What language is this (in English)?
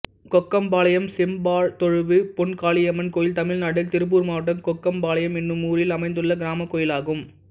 Tamil